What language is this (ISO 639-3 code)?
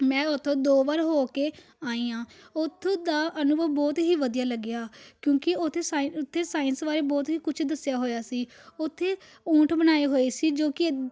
pan